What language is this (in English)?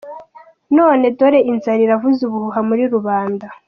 Kinyarwanda